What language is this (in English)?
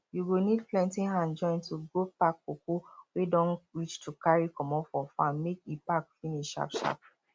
Nigerian Pidgin